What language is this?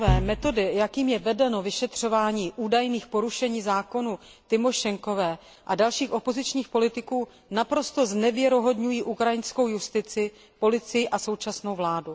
Czech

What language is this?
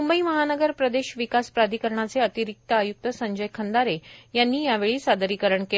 Marathi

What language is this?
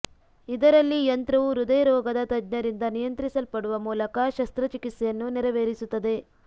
Kannada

